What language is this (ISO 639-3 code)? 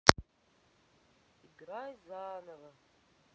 rus